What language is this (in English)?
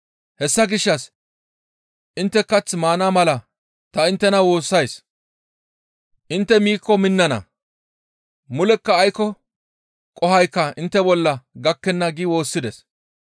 Gamo